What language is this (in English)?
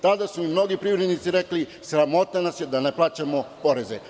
Serbian